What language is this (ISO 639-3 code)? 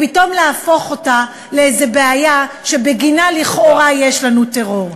heb